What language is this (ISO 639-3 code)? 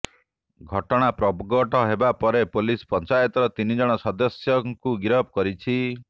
ori